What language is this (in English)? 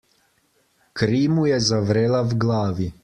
Slovenian